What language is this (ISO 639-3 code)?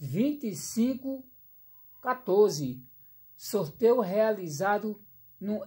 por